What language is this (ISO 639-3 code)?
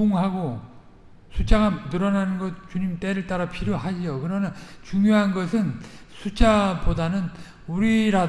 kor